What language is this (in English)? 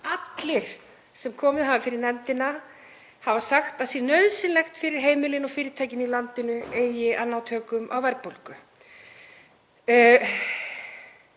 Icelandic